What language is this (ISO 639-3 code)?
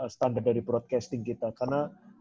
ind